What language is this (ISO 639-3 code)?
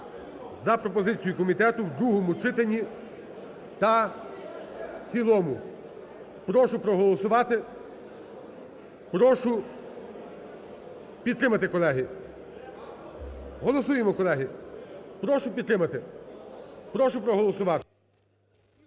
ukr